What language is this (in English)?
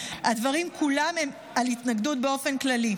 Hebrew